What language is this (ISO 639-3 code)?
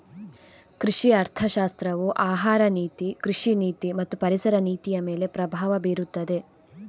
kan